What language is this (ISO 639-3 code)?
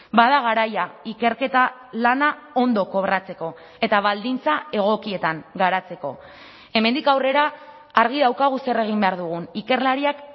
eus